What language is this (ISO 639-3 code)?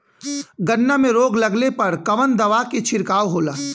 bho